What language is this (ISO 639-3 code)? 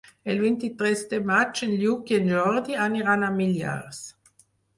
cat